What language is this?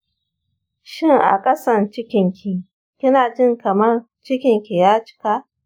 Hausa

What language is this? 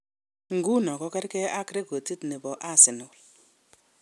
Kalenjin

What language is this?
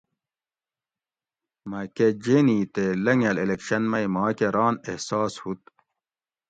Gawri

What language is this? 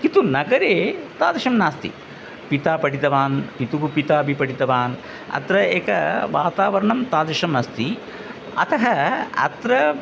Sanskrit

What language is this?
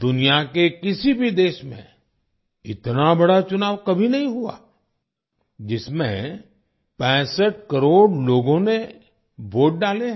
Hindi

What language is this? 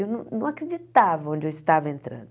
Portuguese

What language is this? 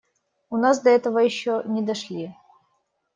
Russian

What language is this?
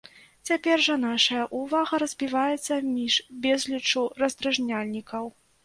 Belarusian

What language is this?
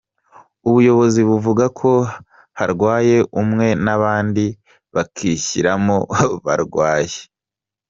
Kinyarwanda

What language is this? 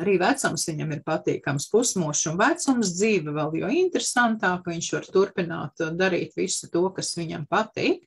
Latvian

